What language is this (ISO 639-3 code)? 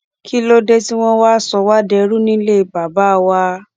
yor